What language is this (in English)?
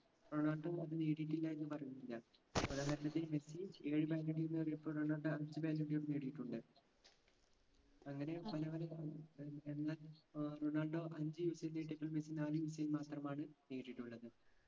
Malayalam